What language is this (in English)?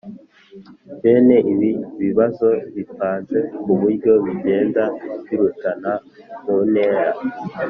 Kinyarwanda